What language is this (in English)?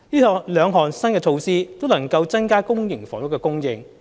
Cantonese